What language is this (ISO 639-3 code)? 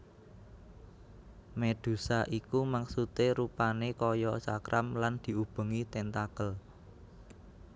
jav